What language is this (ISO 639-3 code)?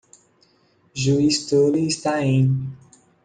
por